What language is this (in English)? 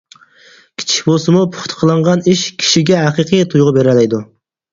Uyghur